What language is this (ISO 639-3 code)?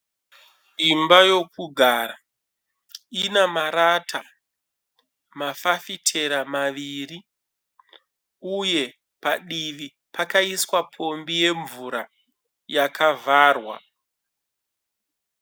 sna